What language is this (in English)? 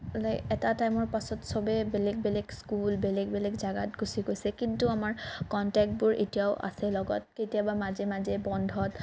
Assamese